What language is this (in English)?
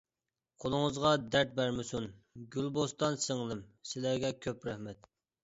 Uyghur